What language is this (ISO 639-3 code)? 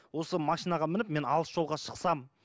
kaz